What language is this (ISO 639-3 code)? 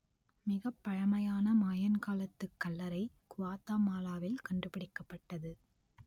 tam